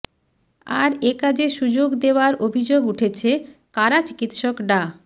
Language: Bangla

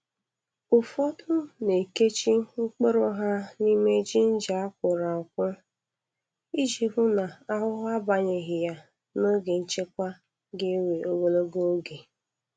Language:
Igbo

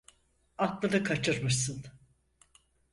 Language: Turkish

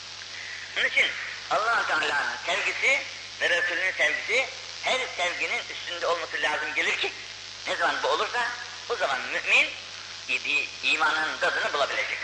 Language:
Turkish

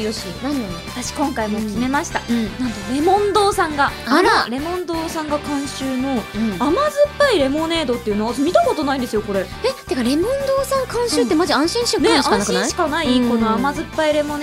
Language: Japanese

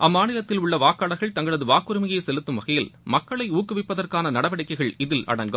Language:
Tamil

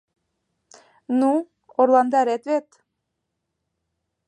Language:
Mari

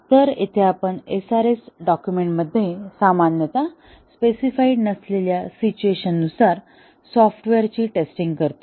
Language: Marathi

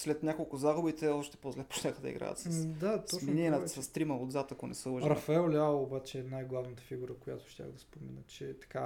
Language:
Bulgarian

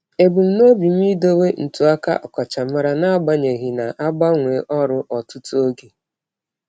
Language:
Igbo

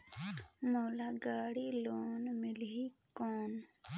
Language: Chhattisgarhi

